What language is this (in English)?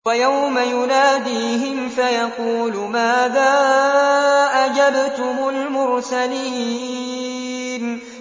Arabic